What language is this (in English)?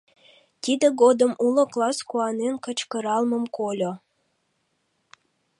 Mari